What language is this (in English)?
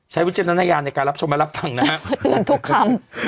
Thai